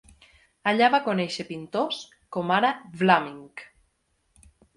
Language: Catalan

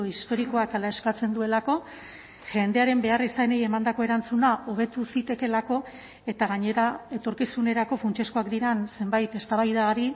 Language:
Basque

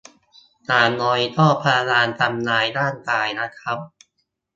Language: Thai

